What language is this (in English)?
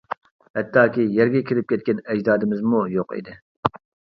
Uyghur